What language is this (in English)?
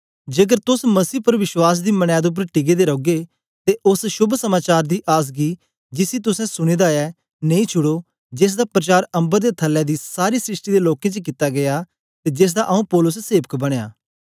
Dogri